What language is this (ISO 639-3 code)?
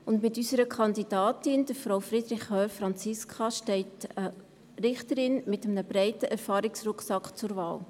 gsw